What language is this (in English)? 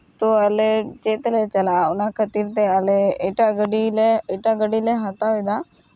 Santali